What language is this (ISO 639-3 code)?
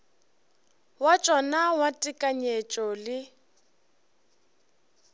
nso